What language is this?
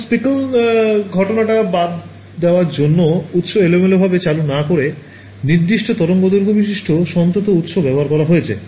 Bangla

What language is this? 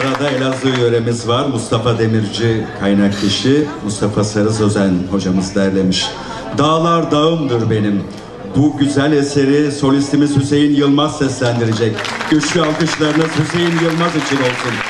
Turkish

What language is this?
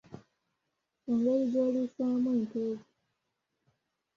Ganda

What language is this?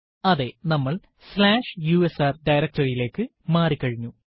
Malayalam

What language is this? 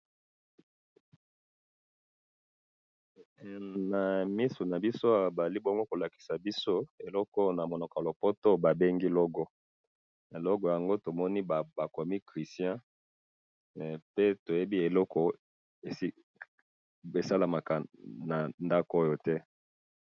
Lingala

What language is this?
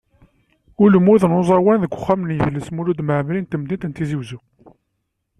Kabyle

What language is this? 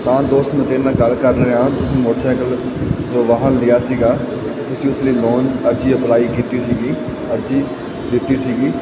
Punjabi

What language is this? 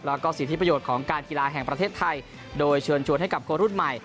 Thai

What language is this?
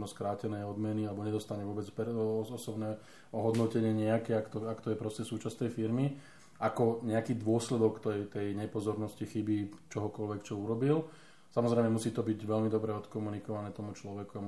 Slovak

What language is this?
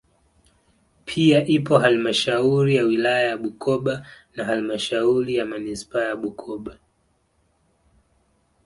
Swahili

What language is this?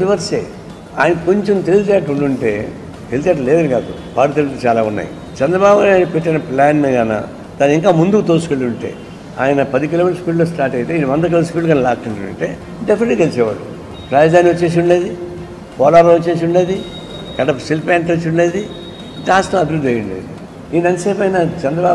Telugu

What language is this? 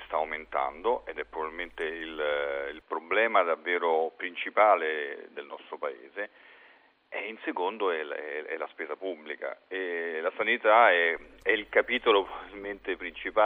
Italian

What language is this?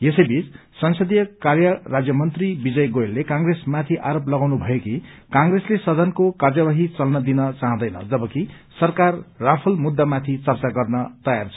Nepali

